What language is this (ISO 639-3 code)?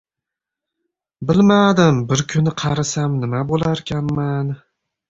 uzb